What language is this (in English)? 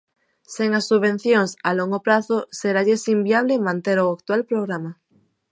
Galician